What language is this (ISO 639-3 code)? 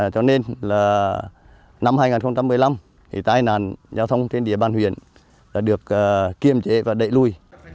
vie